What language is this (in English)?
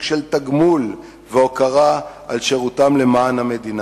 Hebrew